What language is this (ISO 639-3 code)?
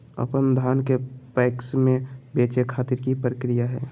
mag